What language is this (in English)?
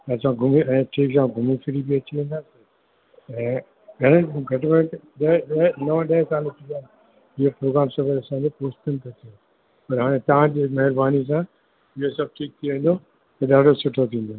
Sindhi